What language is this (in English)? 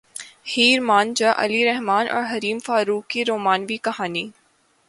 Urdu